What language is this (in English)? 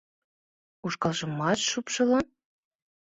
Mari